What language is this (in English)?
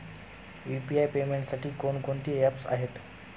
Marathi